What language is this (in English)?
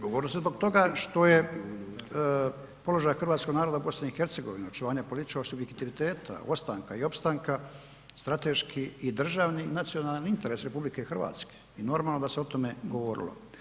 Croatian